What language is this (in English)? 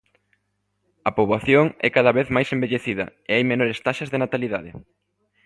Galician